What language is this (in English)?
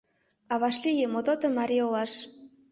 Mari